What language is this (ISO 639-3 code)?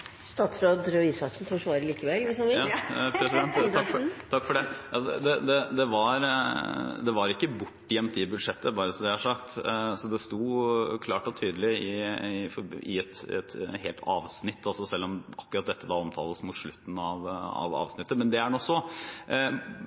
nor